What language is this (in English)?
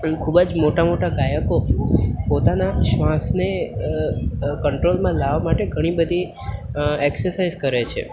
Gujarati